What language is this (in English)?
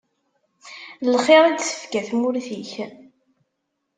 Kabyle